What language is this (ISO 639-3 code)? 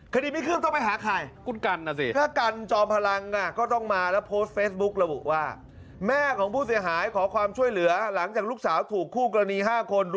tha